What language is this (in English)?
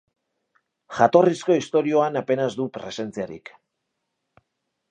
Basque